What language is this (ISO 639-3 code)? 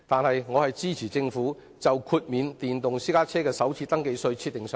yue